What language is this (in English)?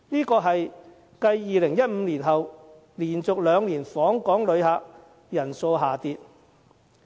Cantonese